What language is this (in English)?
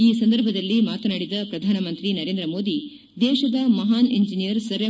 Kannada